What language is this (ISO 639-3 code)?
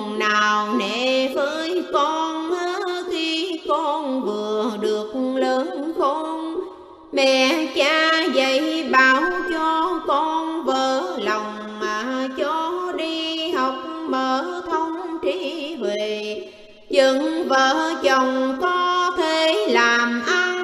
vie